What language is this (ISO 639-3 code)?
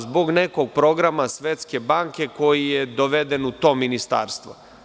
srp